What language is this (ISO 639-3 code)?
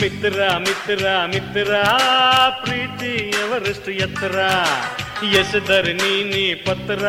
kan